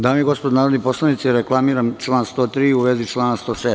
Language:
Serbian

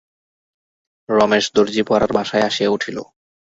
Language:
Bangla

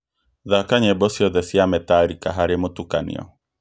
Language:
Kikuyu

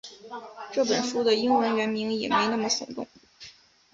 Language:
Chinese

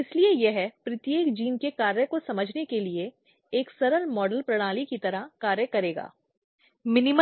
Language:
Hindi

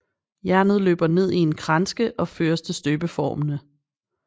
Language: Danish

